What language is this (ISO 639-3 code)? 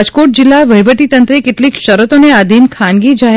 guj